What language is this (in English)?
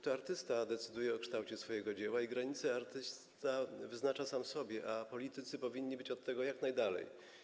Polish